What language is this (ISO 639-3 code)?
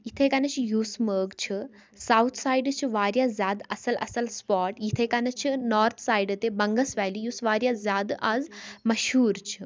kas